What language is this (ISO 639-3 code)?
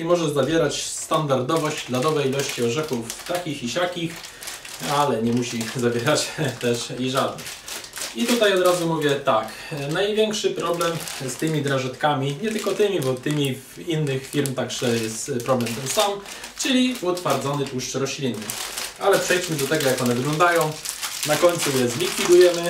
pol